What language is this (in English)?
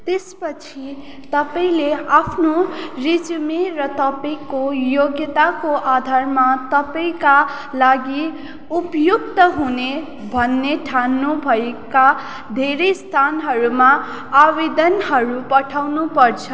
Nepali